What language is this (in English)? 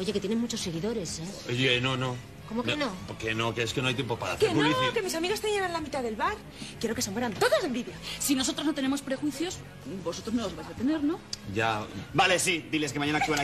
Spanish